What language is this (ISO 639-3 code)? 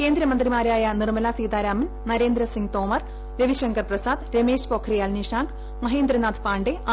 mal